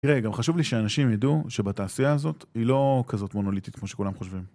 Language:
Hebrew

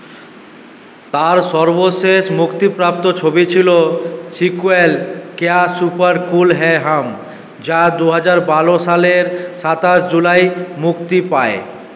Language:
Bangla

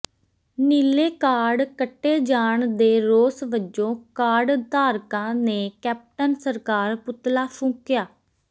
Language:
Punjabi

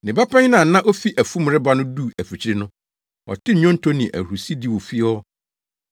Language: Akan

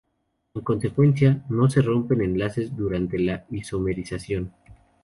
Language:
Spanish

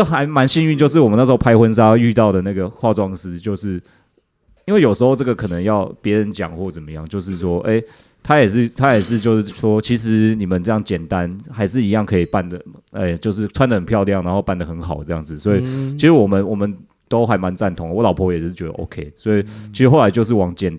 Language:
Chinese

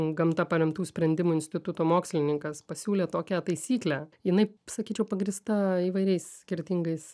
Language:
Lithuanian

